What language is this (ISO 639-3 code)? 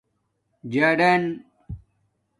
dmk